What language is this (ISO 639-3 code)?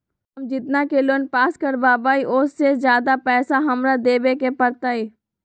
mag